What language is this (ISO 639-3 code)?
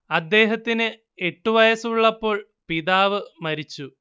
mal